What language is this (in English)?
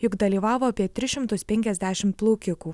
Lithuanian